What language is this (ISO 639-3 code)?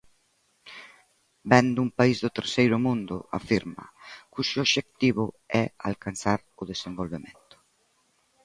glg